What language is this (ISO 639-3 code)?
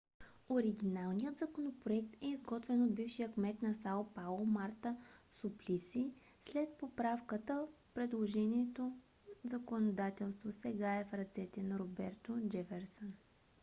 bul